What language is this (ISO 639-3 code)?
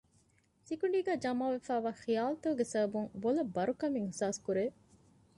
div